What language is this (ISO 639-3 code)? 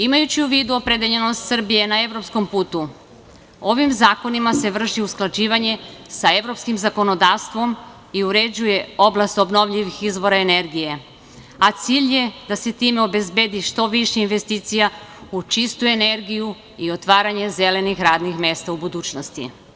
srp